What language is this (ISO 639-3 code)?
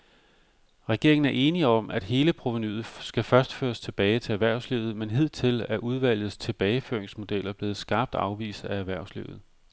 dan